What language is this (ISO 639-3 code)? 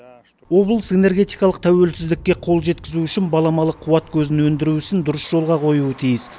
kaz